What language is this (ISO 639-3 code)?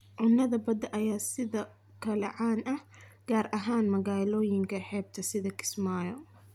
som